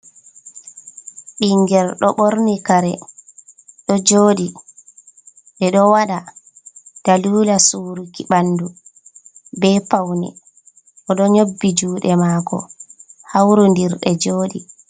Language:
Fula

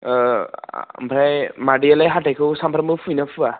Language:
Bodo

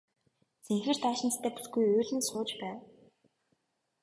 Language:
Mongolian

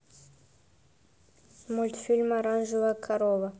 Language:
Russian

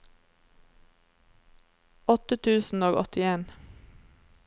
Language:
Norwegian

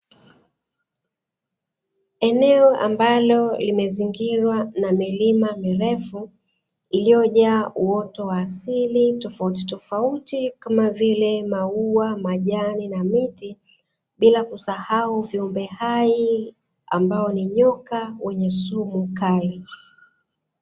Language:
Swahili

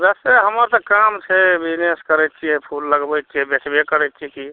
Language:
Maithili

